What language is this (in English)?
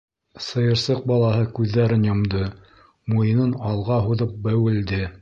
Bashkir